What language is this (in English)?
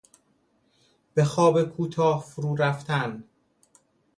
Persian